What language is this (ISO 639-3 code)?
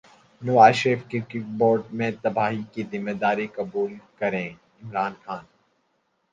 urd